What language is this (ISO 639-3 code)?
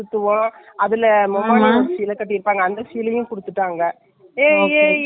tam